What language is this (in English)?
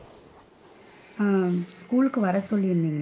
Tamil